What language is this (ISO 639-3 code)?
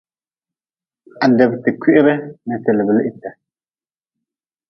nmz